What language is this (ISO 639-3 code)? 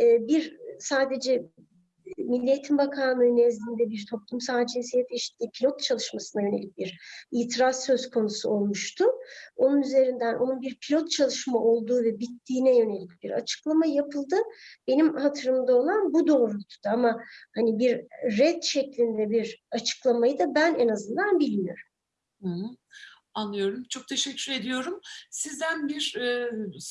tur